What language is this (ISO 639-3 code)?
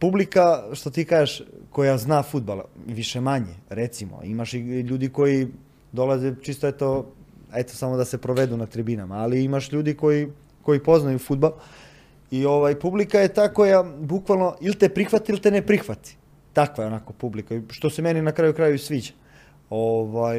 hrv